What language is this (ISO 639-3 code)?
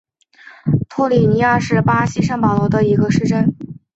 zho